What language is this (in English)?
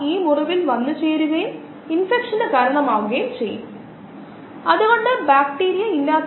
Malayalam